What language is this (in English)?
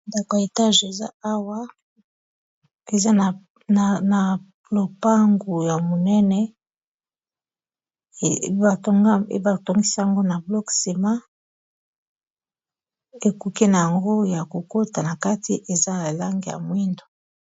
Lingala